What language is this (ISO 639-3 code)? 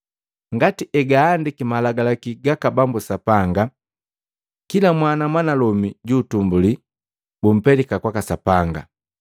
mgv